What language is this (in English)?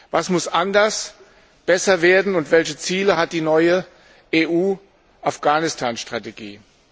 German